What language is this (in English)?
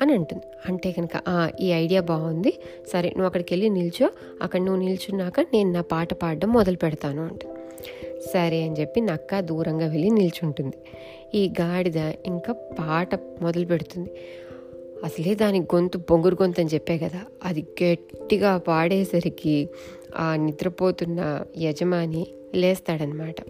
Telugu